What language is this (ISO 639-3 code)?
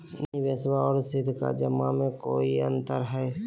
mag